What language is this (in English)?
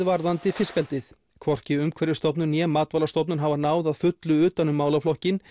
Icelandic